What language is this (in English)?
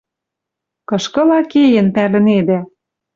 Western Mari